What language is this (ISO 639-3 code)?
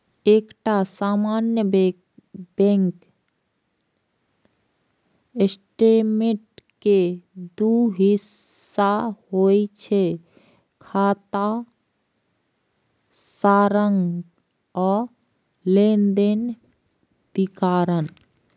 mai